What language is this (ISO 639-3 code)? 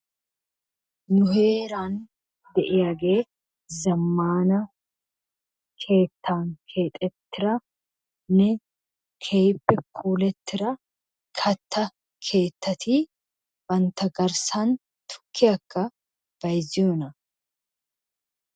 wal